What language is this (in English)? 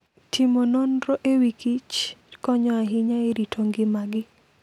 Luo (Kenya and Tanzania)